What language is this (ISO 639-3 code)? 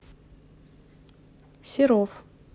rus